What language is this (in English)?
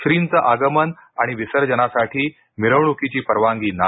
Marathi